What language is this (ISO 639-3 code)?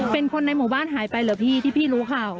tha